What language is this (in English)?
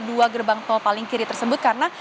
Indonesian